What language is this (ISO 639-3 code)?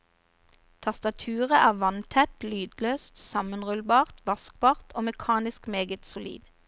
nor